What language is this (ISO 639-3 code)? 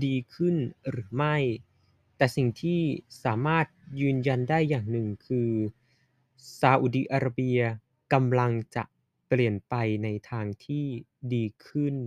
tha